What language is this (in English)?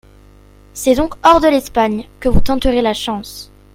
French